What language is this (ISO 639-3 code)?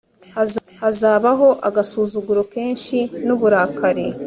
kin